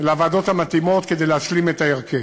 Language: Hebrew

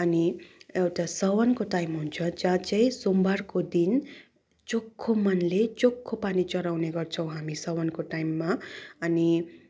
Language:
Nepali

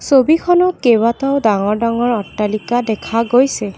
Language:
Assamese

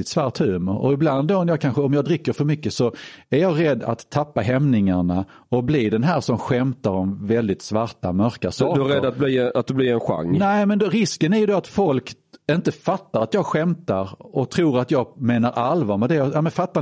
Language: Swedish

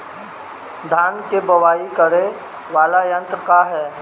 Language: Bhojpuri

